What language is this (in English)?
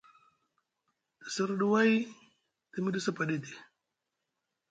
Musgu